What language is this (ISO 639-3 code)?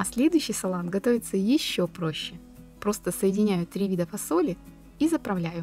rus